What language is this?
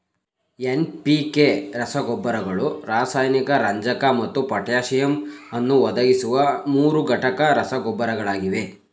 Kannada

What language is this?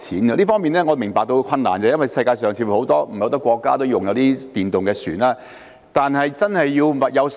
Cantonese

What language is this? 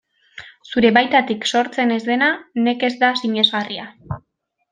Basque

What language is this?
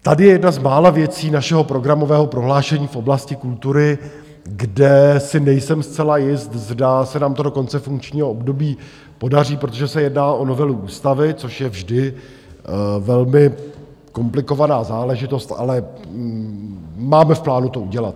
Czech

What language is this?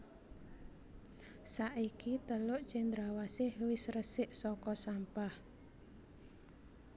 Javanese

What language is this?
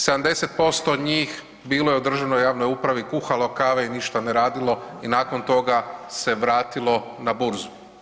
Croatian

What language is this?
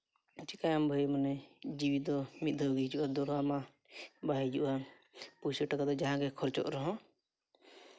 Santali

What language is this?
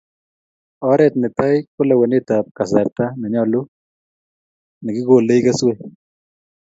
Kalenjin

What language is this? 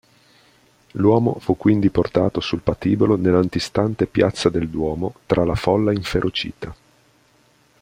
Italian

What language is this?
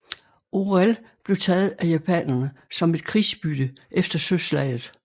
Danish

